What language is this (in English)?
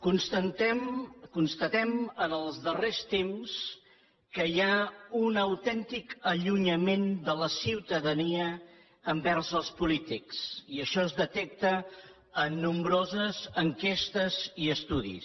Catalan